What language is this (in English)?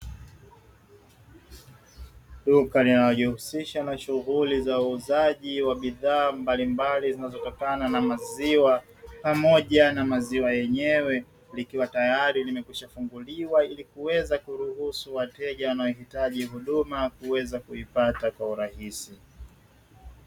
Swahili